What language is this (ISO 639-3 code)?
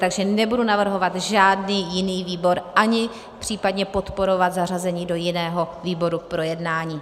ces